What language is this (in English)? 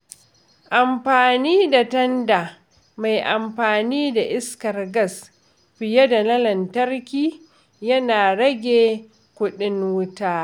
Hausa